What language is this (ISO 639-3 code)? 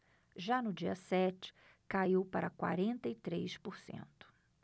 por